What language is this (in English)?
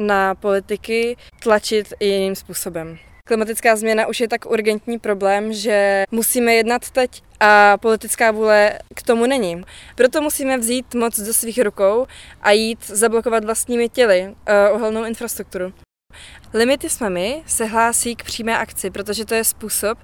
Czech